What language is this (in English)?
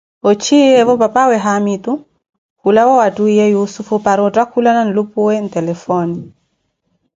Koti